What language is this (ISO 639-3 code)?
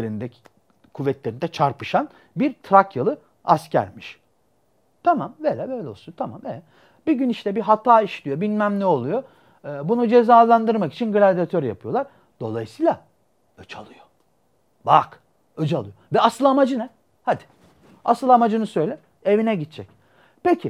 tur